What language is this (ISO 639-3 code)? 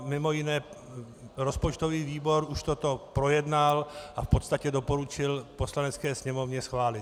ces